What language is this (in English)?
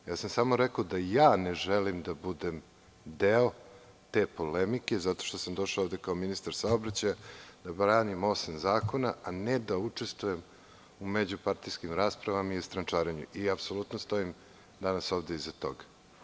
Serbian